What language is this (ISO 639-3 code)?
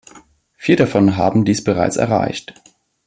deu